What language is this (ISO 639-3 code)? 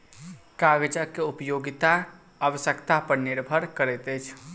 mai